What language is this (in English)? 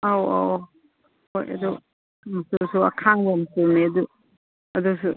Manipuri